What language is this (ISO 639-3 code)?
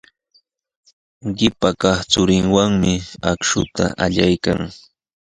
qws